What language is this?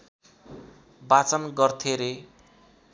Nepali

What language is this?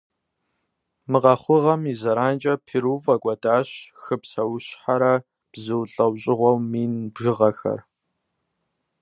Kabardian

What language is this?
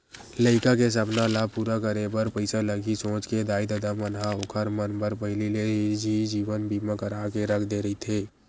Chhattisgarhi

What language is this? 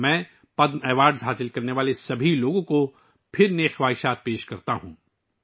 Urdu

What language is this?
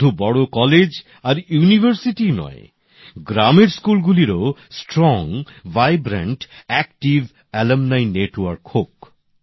Bangla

